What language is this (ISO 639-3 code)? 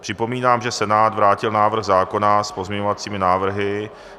ces